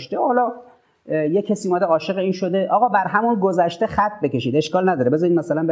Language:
Persian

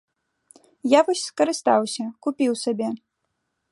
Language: Belarusian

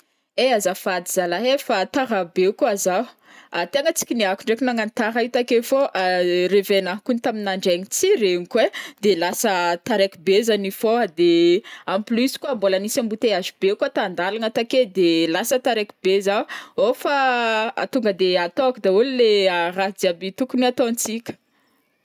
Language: Northern Betsimisaraka Malagasy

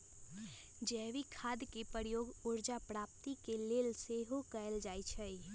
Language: Magahi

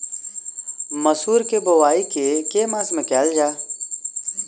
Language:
Maithili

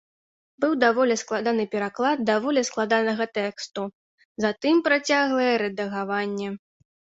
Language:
Belarusian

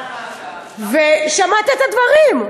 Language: Hebrew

